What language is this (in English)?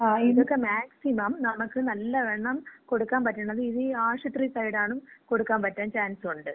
Malayalam